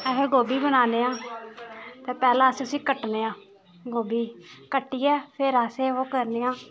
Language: Dogri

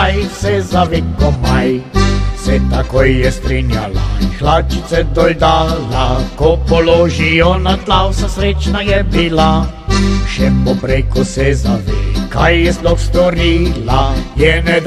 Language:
Romanian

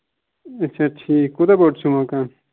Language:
Kashmiri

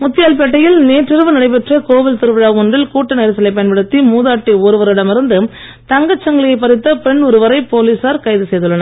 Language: Tamil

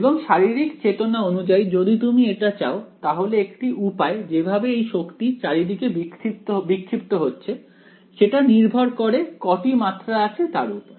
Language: Bangla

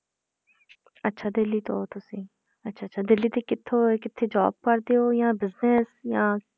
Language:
Punjabi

